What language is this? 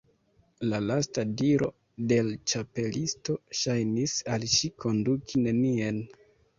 Esperanto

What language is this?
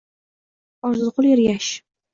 Uzbek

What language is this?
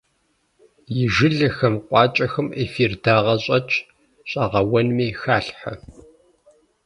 Kabardian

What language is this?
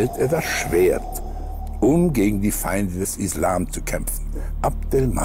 German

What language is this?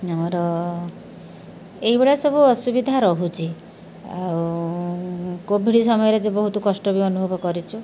Odia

